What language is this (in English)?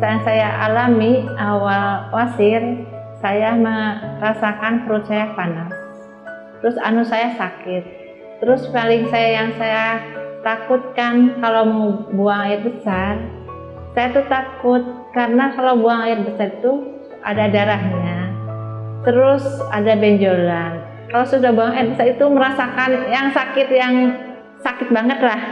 Indonesian